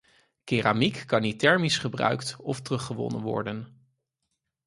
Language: Dutch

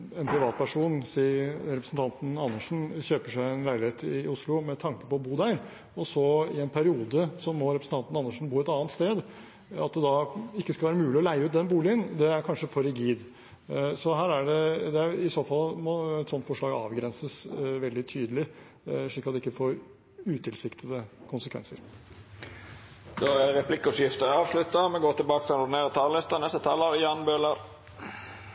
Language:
Norwegian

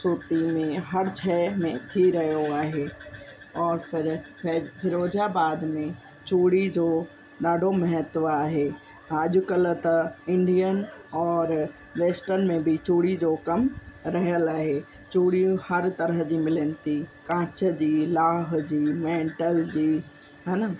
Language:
Sindhi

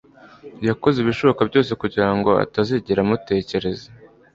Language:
Kinyarwanda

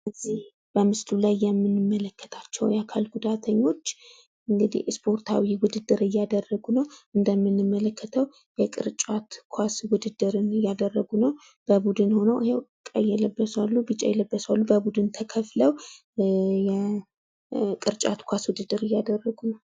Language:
Amharic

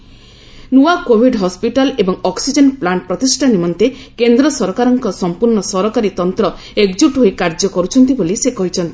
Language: Odia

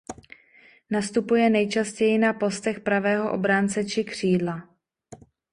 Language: Czech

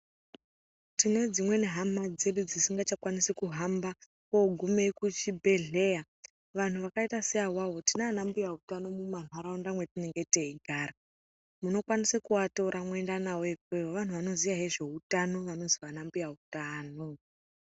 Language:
Ndau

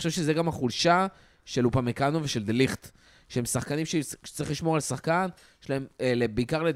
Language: Hebrew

